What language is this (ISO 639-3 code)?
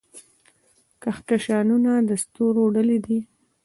pus